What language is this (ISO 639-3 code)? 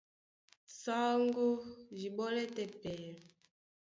dua